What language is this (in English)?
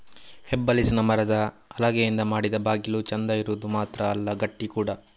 Kannada